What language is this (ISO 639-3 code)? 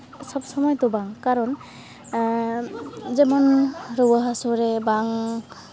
sat